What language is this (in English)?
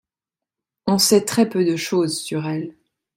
French